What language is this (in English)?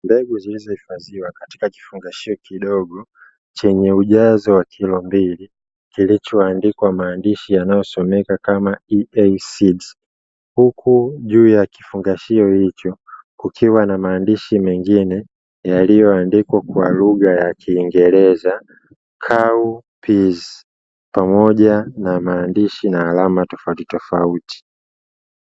Swahili